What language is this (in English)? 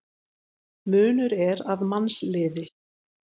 Icelandic